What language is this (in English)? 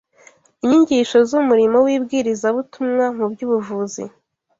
Kinyarwanda